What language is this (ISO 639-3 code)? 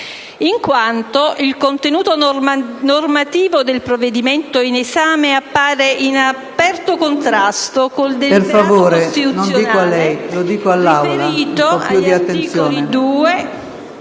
ita